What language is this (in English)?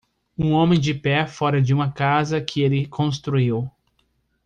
Portuguese